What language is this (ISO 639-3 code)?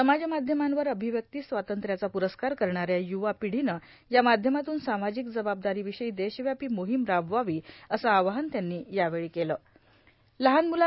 mar